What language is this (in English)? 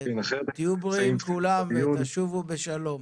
Hebrew